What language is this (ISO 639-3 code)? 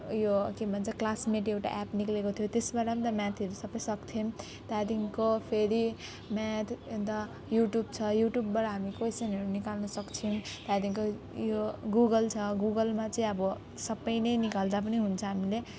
nep